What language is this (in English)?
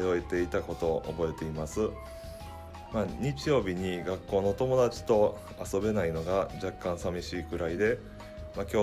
Japanese